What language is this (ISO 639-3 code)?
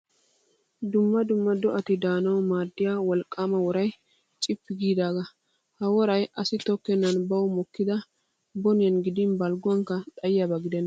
wal